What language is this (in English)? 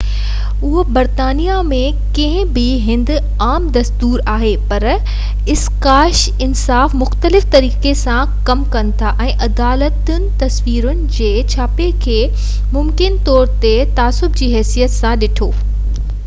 Sindhi